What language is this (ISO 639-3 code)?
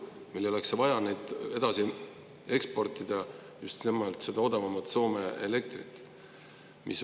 est